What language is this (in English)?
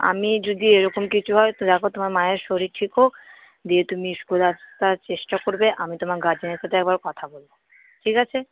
Bangla